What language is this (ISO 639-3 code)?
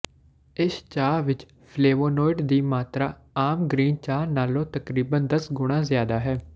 pan